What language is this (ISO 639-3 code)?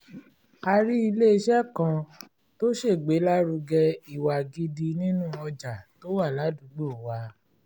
yor